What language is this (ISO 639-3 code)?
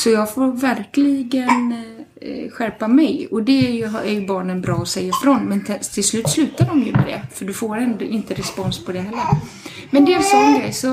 swe